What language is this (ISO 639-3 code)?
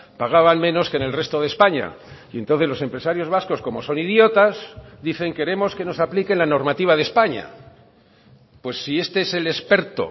spa